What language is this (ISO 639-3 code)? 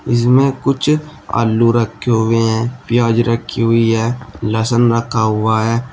hin